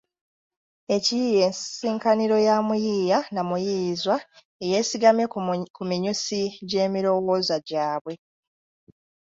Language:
Ganda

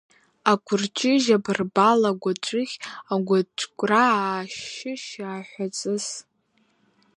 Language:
Abkhazian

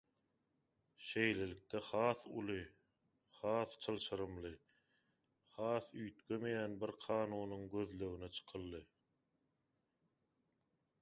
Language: Turkmen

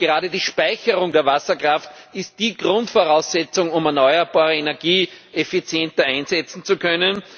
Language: German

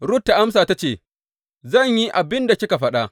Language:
Hausa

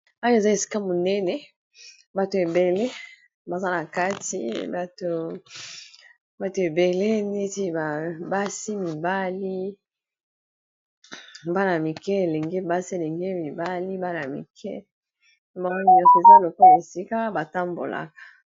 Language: Lingala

